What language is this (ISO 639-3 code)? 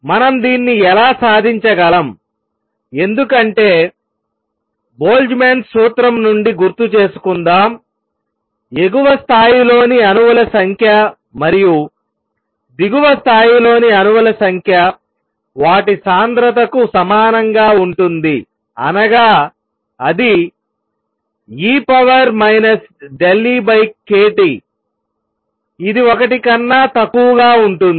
tel